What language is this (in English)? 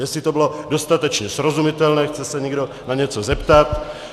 Czech